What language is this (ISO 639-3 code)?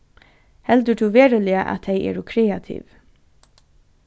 fao